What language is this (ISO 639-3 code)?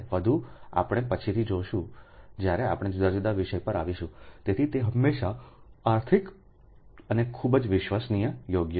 guj